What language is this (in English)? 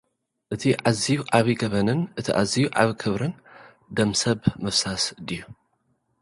Tigrinya